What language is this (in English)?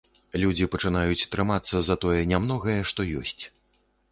Belarusian